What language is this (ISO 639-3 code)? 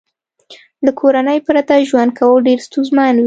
pus